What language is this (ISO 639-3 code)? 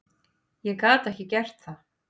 isl